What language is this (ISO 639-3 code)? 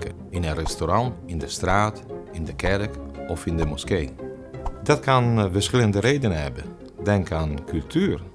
nld